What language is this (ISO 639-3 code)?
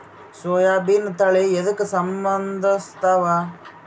kan